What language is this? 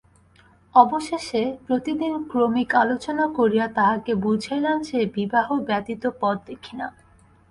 Bangla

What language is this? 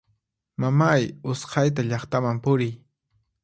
Puno Quechua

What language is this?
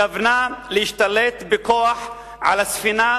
Hebrew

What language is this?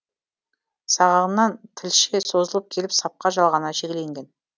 Kazakh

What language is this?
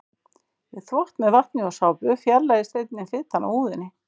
Icelandic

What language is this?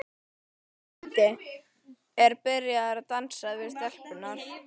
Icelandic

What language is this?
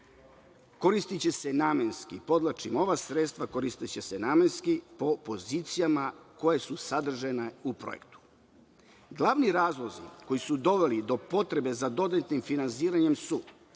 Serbian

